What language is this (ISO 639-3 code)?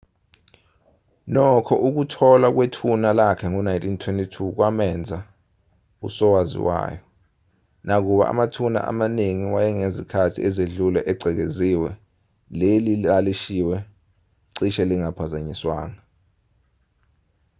zul